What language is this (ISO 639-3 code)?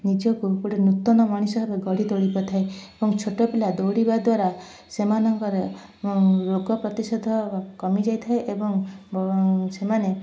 ori